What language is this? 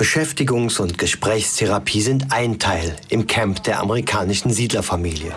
German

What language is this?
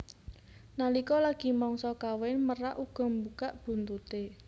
Javanese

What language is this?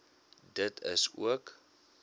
Afrikaans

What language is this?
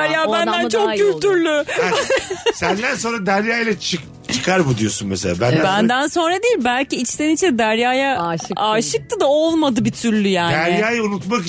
Turkish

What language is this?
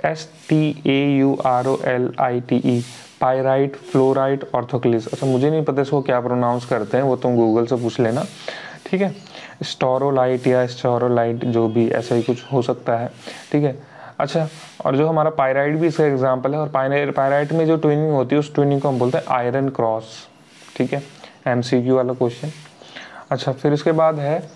Hindi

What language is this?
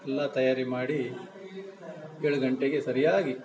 Kannada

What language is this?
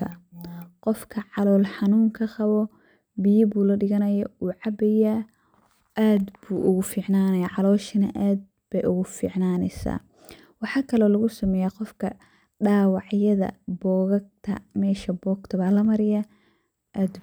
Somali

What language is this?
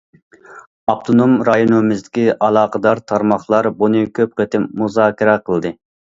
Uyghur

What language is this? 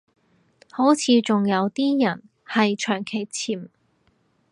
Cantonese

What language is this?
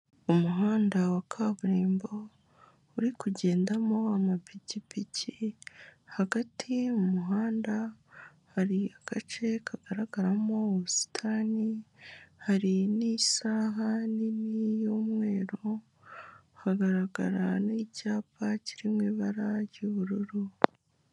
Kinyarwanda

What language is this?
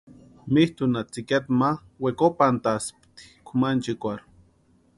Western Highland Purepecha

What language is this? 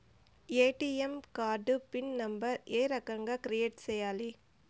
Telugu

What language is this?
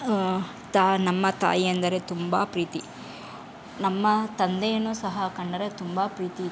Kannada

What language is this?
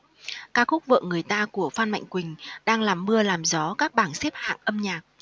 Vietnamese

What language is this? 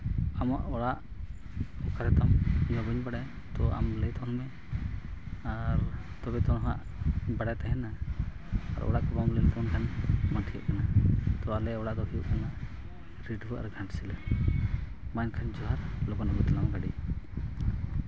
Santali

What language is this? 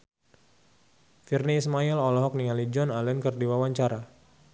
Sundanese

